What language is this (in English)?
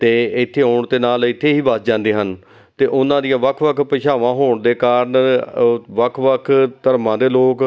Punjabi